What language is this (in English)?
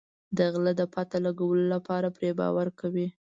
Pashto